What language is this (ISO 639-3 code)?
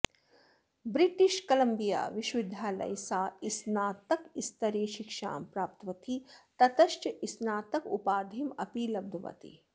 san